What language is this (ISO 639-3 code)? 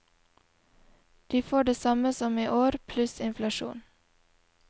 nor